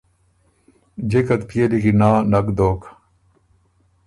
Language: Ormuri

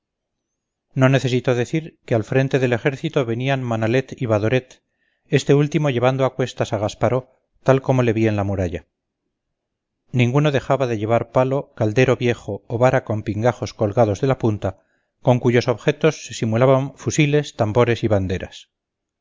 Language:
Spanish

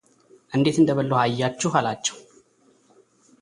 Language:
Amharic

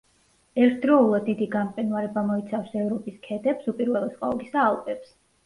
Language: Georgian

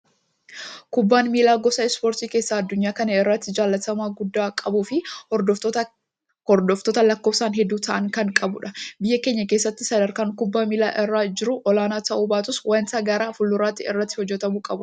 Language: Oromo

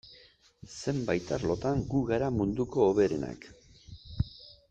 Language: Basque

